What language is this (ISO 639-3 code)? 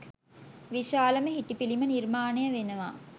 sin